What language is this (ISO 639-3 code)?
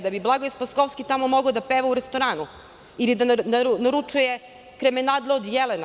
srp